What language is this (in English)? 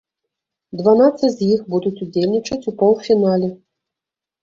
Belarusian